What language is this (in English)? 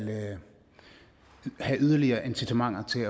Danish